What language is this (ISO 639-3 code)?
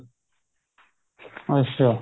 pan